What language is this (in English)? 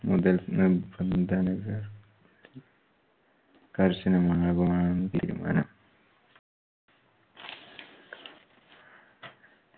Malayalam